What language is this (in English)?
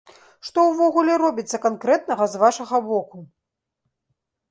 Belarusian